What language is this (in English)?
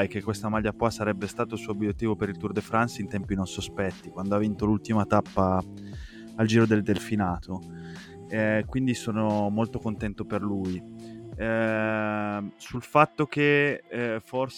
Italian